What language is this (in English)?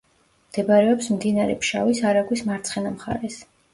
Georgian